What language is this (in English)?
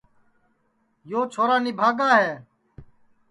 Sansi